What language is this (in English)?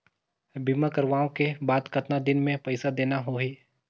Chhattisgarhi